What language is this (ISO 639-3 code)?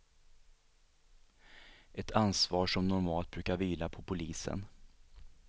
swe